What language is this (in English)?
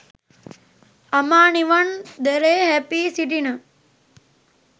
Sinhala